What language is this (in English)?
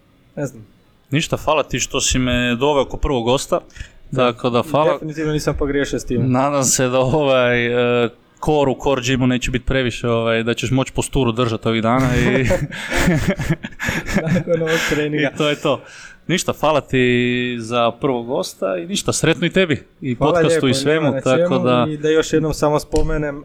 Croatian